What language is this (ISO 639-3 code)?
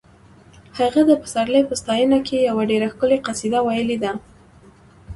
pus